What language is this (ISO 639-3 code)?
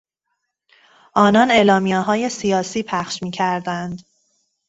fas